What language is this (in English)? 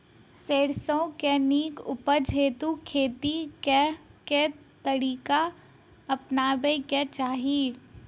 Maithili